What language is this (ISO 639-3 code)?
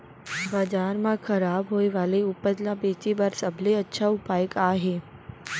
hne